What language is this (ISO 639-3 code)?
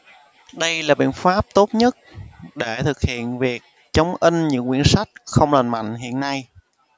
vie